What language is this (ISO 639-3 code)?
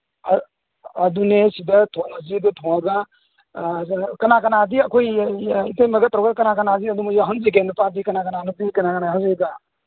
mni